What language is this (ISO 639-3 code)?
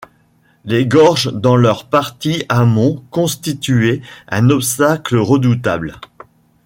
fra